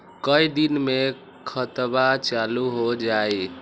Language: Magahi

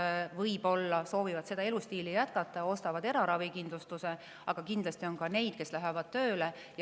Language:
Estonian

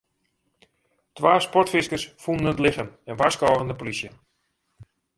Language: Western Frisian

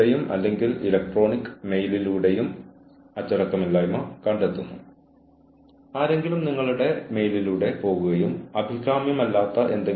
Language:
Malayalam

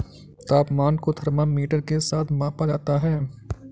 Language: Hindi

